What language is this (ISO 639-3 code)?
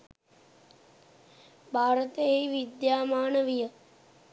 sin